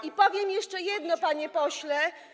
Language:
Polish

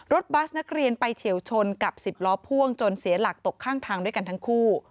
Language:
Thai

